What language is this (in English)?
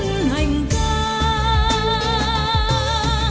Vietnamese